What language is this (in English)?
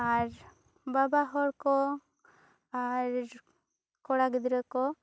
Santali